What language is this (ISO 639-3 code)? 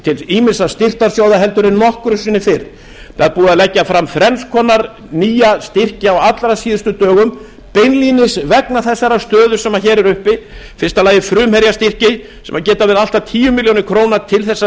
isl